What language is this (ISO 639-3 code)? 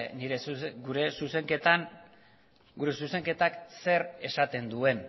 eus